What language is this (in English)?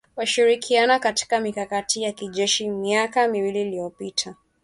Swahili